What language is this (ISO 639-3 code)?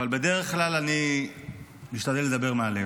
heb